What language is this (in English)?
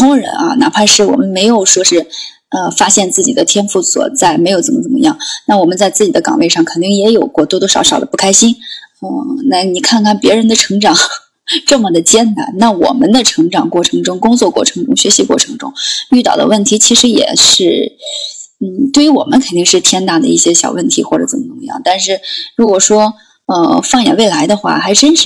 Chinese